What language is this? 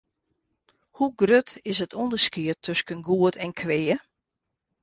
Western Frisian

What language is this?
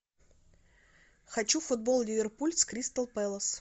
Russian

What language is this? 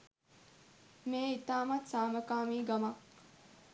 Sinhala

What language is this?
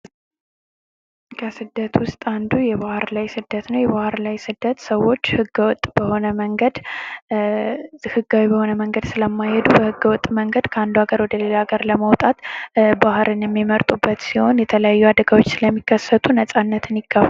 Amharic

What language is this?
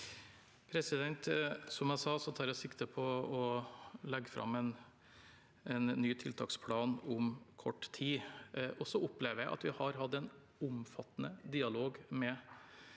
Norwegian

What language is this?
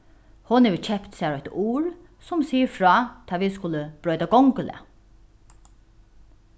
Faroese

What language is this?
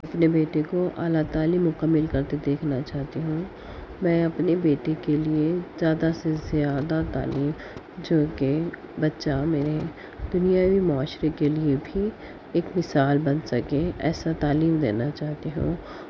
Urdu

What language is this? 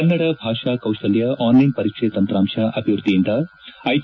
Kannada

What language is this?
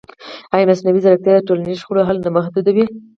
Pashto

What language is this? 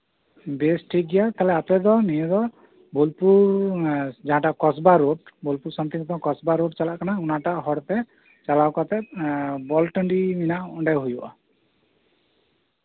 Santali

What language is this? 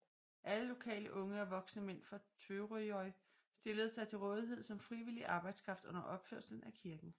Danish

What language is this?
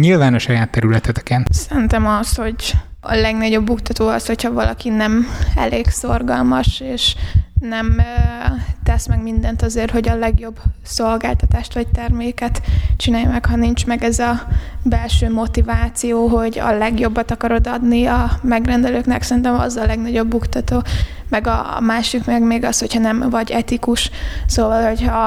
Hungarian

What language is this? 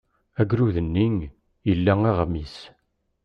Kabyle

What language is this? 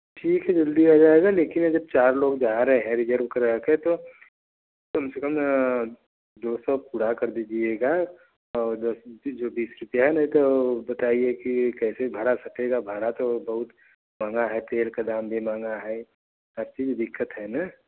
Hindi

